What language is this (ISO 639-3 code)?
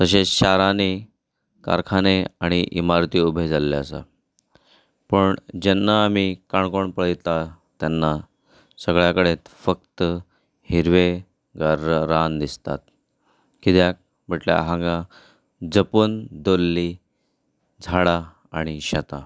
kok